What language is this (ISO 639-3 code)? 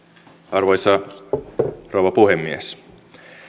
fin